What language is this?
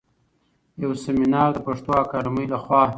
Pashto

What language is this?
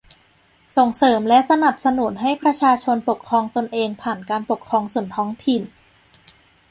Thai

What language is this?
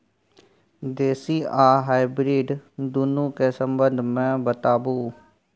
Maithili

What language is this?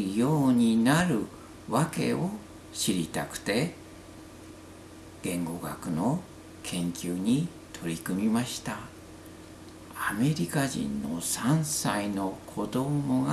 Japanese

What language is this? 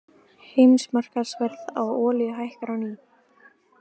Icelandic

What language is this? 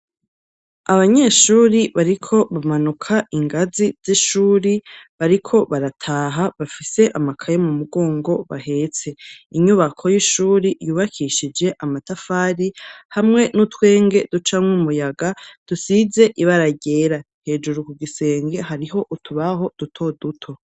Rundi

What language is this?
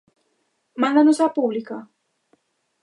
Galician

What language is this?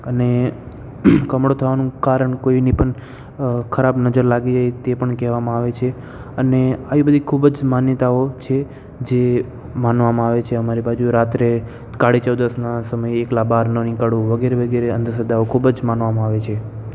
Gujarati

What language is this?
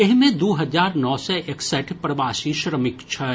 Maithili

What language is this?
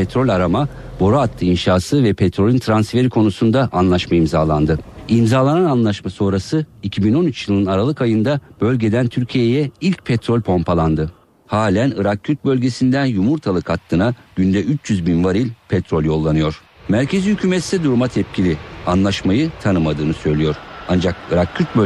Turkish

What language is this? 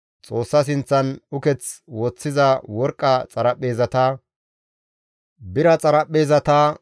Gamo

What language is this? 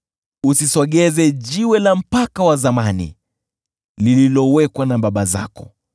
Swahili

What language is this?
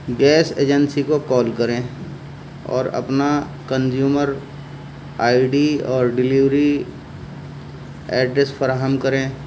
Urdu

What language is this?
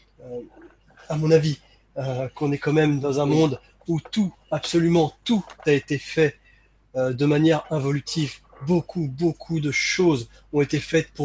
French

